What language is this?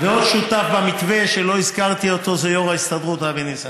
Hebrew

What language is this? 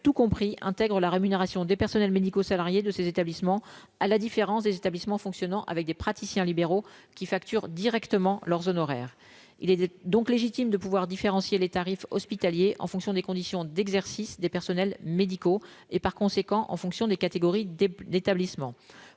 French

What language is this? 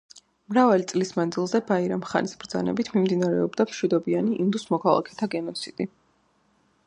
Georgian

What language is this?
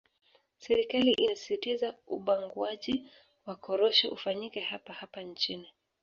Swahili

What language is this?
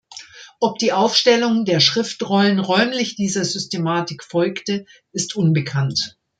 German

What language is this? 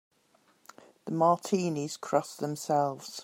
English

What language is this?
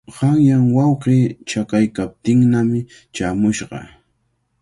Cajatambo North Lima Quechua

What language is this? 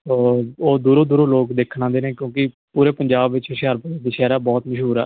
Punjabi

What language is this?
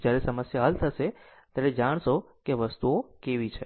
Gujarati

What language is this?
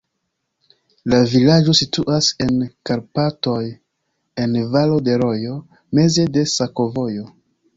Esperanto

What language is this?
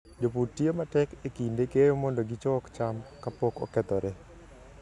Luo (Kenya and Tanzania)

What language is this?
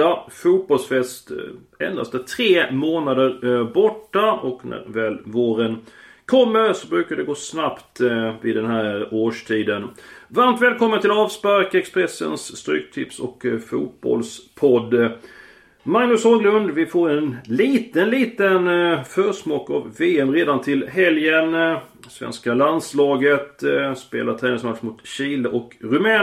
Swedish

